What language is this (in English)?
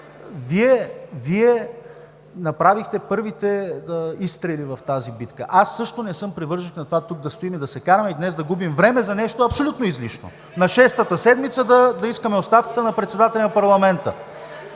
Bulgarian